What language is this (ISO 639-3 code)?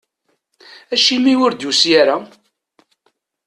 kab